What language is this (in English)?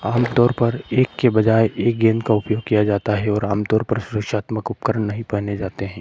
Hindi